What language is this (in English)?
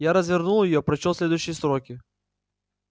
Russian